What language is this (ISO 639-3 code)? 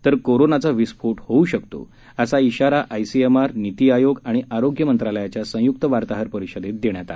mar